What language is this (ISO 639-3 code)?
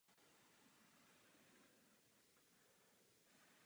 ces